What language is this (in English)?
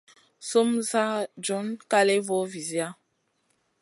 Masana